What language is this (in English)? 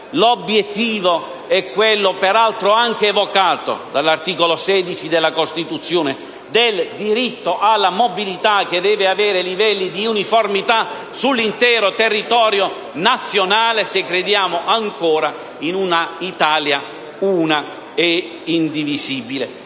Italian